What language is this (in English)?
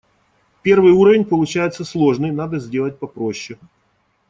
Russian